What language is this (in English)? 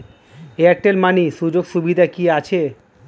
Bangla